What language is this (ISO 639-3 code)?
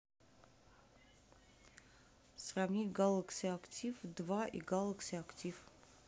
rus